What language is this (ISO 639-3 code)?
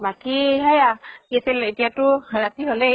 asm